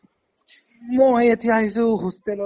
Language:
Assamese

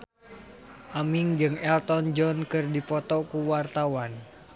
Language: Sundanese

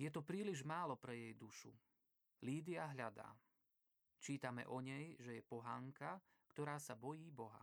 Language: Slovak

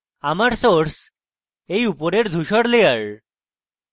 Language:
Bangla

